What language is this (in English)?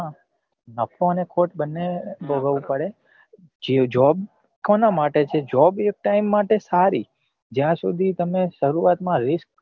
Gujarati